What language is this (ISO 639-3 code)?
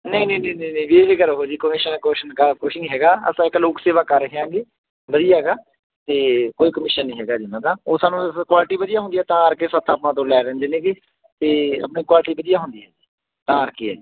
pan